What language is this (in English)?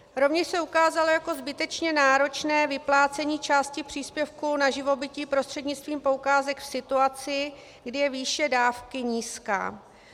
Czech